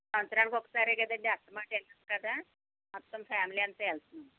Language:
Telugu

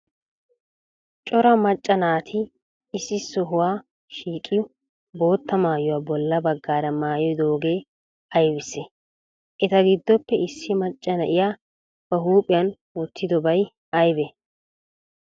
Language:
Wolaytta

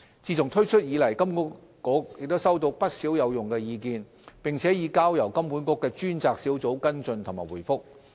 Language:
Cantonese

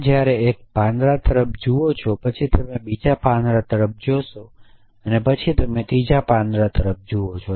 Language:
Gujarati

